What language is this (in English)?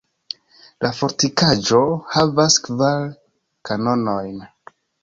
Esperanto